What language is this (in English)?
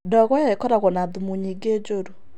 Kikuyu